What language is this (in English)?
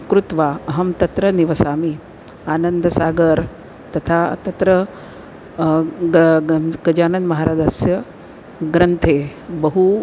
Sanskrit